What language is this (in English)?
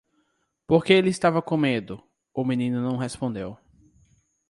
Portuguese